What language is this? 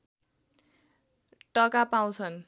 Nepali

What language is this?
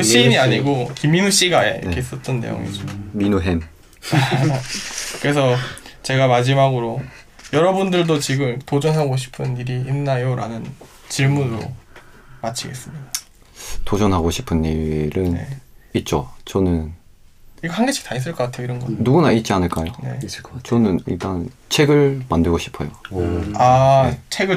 Korean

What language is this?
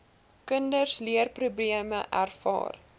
Afrikaans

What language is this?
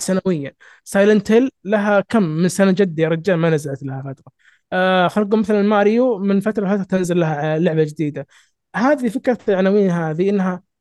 Arabic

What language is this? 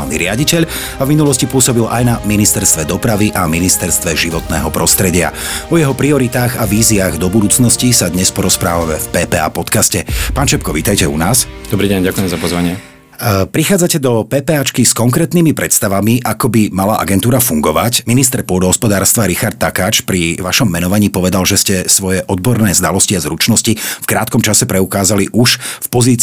Slovak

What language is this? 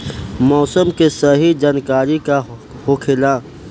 Bhojpuri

